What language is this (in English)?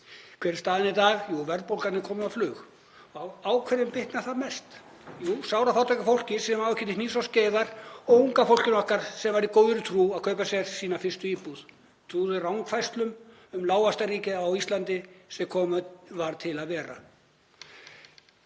Icelandic